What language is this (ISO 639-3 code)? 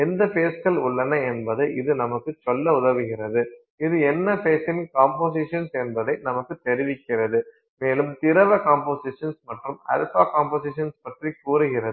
tam